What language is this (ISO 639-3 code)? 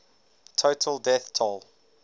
eng